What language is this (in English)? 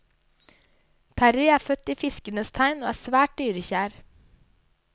Norwegian